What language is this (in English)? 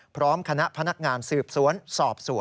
Thai